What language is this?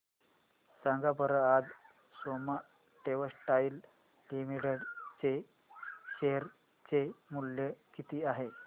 Marathi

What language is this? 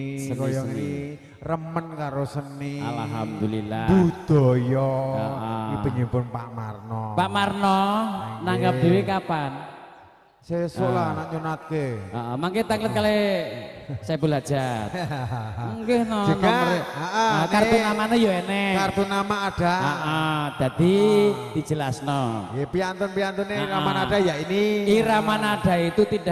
Indonesian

